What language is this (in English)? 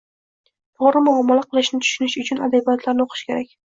Uzbek